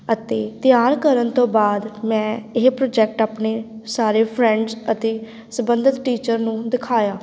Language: Punjabi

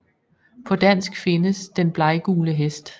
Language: Danish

